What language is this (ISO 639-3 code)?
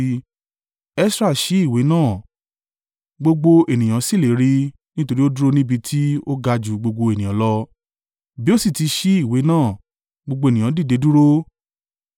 yor